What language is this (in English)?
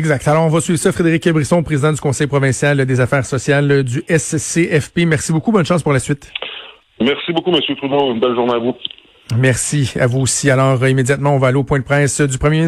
French